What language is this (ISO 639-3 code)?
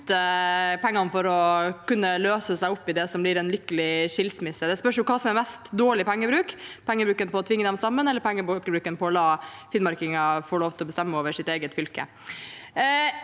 nor